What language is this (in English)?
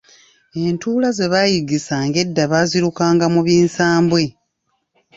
Ganda